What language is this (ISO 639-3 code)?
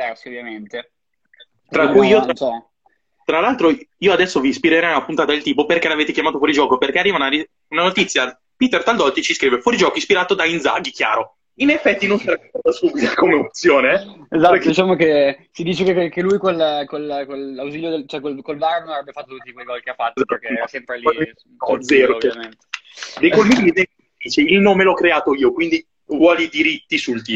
ita